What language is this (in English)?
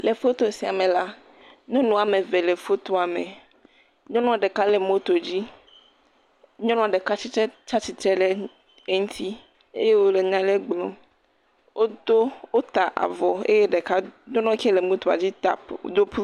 Ewe